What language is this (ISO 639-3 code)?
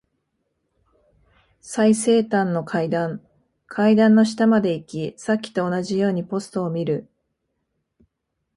jpn